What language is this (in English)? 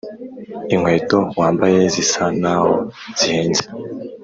Kinyarwanda